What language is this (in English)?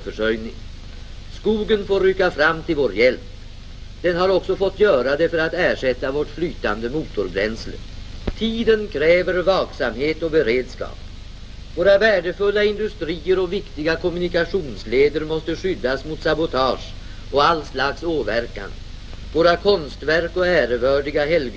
Swedish